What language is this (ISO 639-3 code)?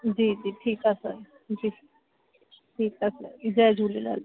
snd